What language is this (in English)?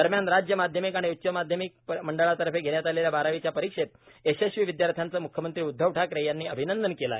Marathi